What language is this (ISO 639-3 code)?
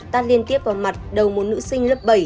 vie